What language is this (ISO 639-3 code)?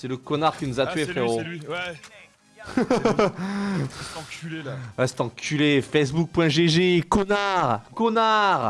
fra